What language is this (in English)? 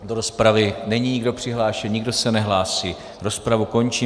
Czech